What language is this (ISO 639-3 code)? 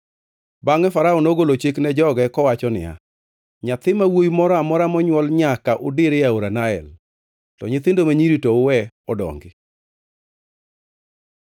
luo